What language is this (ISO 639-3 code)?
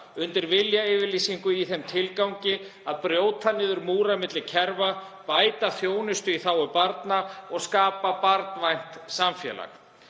isl